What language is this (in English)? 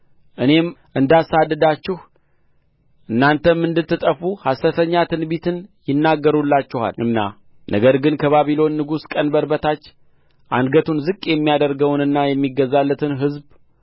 Amharic